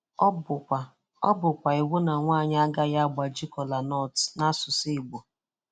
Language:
Igbo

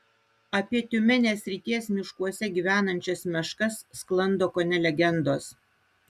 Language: Lithuanian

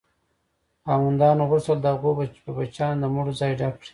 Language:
Pashto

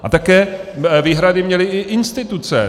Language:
Czech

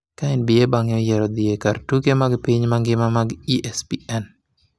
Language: Luo (Kenya and Tanzania)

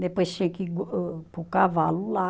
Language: Portuguese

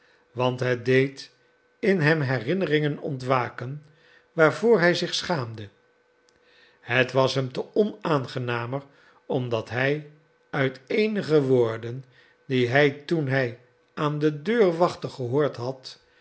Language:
Dutch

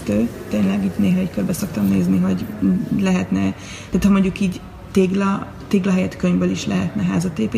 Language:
Hungarian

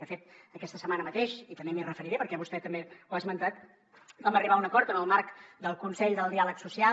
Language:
Catalan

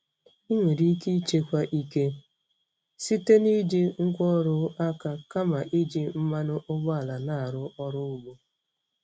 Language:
Igbo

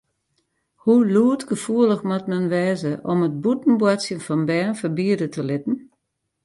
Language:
Western Frisian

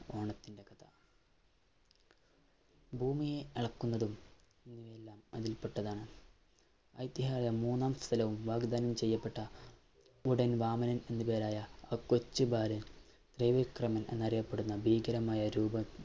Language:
Malayalam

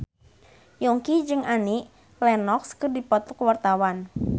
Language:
Sundanese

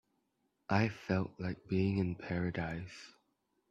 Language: English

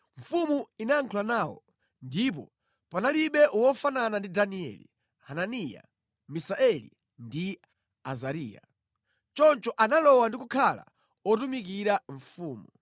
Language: Nyanja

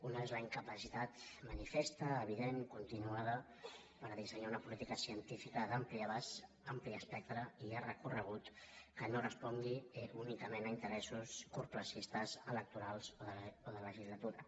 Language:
Catalan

